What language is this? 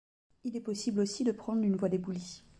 French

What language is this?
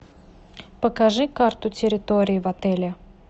Russian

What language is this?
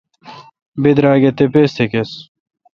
Kalkoti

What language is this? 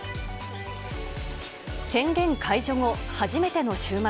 Japanese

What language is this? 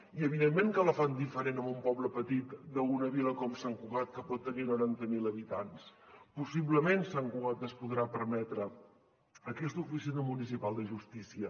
Catalan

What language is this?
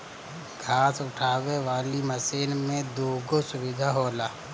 Bhojpuri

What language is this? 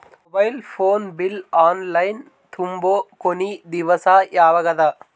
Kannada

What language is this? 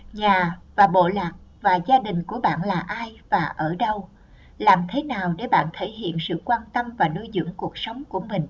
Vietnamese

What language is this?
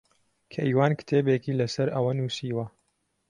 Central Kurdish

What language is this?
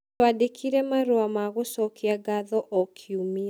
Kikuyu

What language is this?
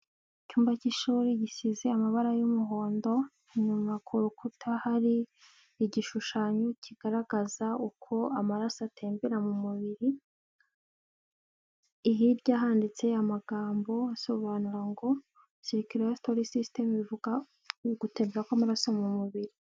Kinyarwanda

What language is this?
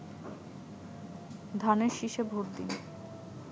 Bangla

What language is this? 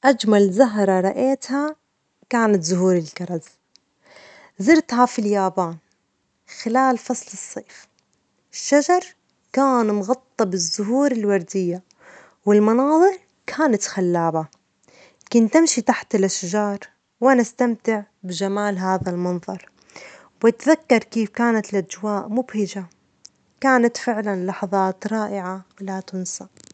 Omani Arabic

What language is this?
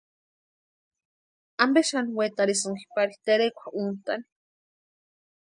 Western Highland Purepecha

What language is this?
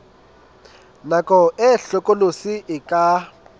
Southern Sotho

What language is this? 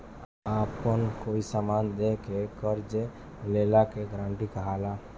Bhojpuri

